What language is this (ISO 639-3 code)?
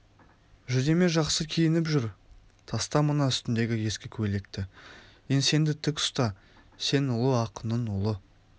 kaz